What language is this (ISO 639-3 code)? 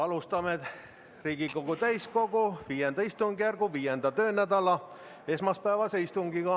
est